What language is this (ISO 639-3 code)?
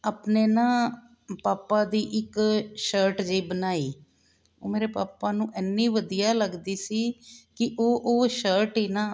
pan